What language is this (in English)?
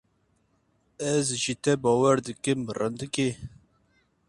Kurdish